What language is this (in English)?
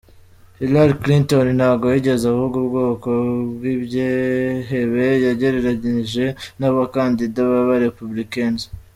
Kinyarwanda